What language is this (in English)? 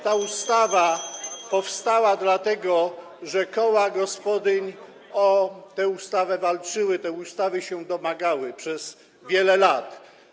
Polish